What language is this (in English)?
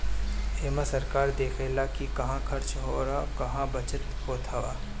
Bhojpuri